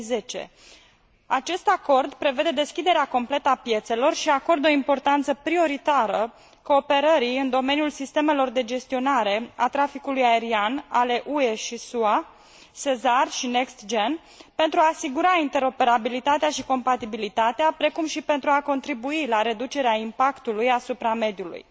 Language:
Romanian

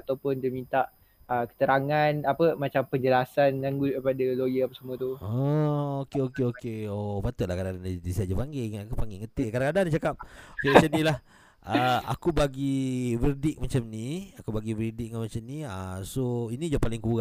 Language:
Malay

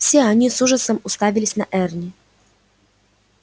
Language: Russian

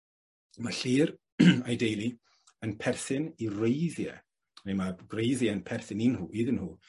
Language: Welsh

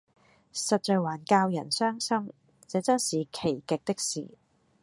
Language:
Cantonese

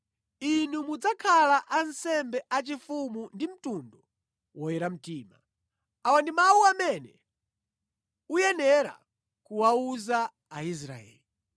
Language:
Nyanja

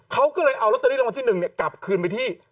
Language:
Thai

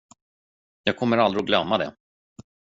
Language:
Swedish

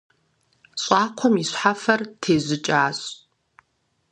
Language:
Kabardian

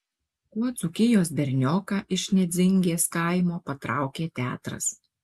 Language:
Lithuanian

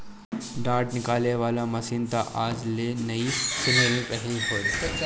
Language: Bhojpuri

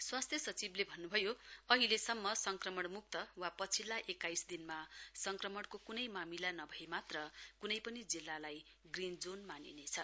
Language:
Nepali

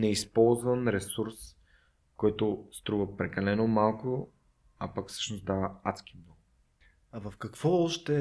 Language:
Bulgarian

